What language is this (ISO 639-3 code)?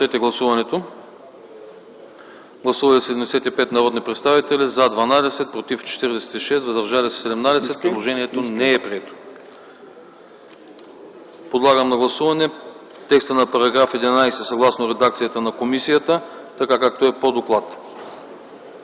bul